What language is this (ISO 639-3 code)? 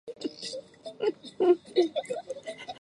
zho